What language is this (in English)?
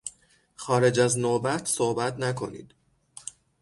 Persian